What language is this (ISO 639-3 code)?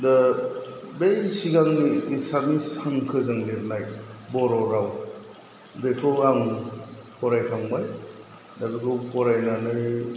brx